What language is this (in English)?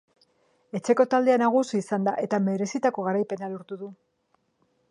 Basque